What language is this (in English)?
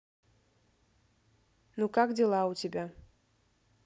Russian